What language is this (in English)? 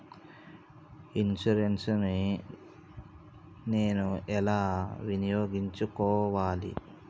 Telugu